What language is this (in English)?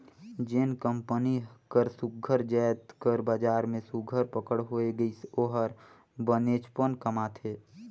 Chhattisgarhi